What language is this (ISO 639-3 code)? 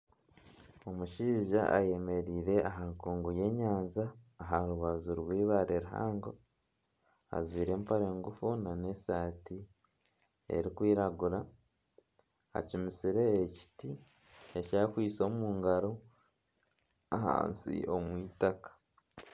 nyn